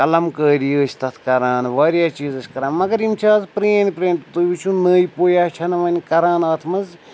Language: Kashmiri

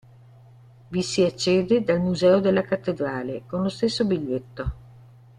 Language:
Italian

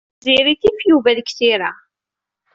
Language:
Kabyle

